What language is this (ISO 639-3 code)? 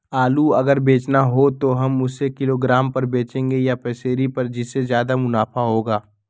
mag